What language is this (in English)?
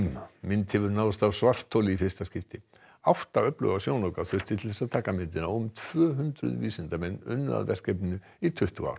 Icelandic